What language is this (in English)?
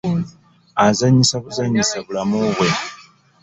Ganda